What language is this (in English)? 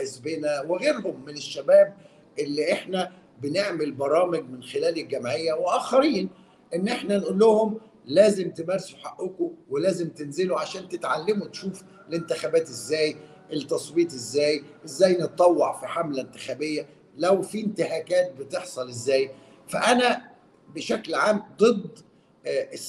Arabic